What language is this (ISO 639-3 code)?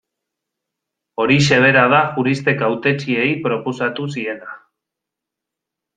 eus